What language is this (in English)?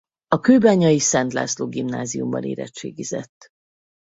Hungarian